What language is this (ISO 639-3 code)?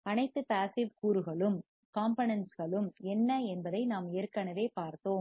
tam